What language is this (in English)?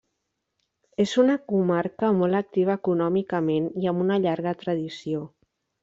Catalan